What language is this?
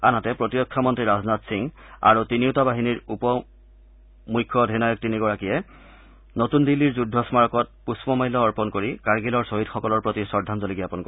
Assamese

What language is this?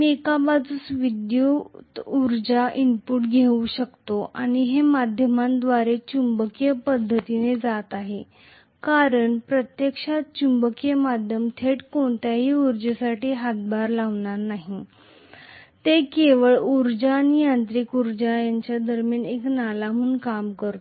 Marathi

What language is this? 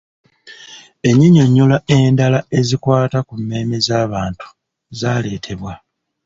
Ganda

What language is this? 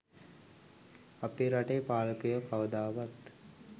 Sinhala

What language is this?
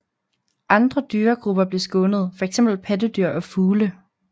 Danish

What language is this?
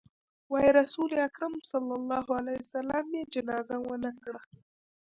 Pashto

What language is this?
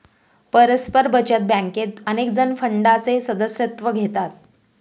Marathi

